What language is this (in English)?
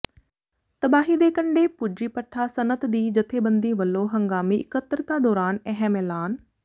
Punjabi